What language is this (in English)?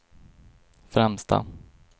Swedish